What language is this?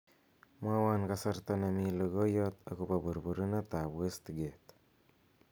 Kalenjin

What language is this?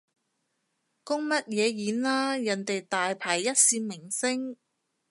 Cantonese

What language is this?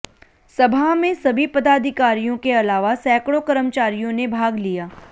Hindi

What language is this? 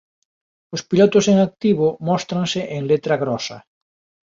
Galician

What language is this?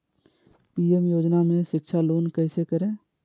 Magahi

